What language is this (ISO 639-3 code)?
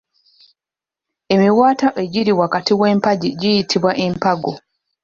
lug